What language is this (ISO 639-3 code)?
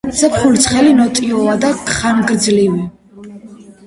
kat